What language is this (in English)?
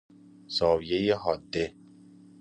Persian